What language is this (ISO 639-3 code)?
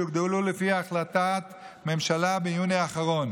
heb